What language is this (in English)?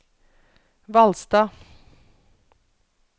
Norwegian